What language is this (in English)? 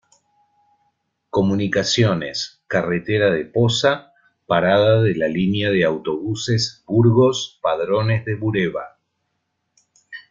Spanish